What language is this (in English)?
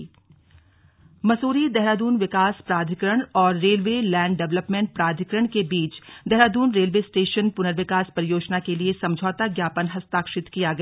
Hindi